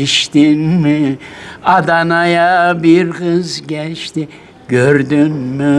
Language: Turkish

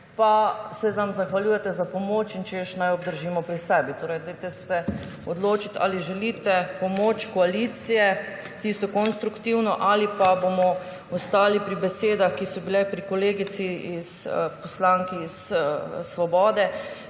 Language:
Slovenian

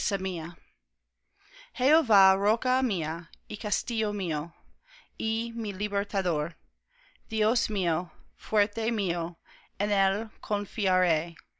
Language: Spanish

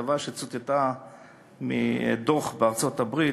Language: Hebrew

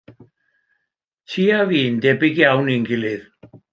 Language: Welsh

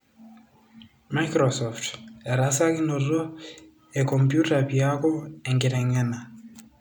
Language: Masai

